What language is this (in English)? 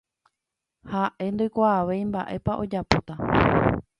Guarani